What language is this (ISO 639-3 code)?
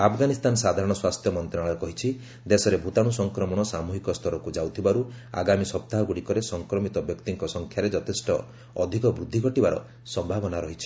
ori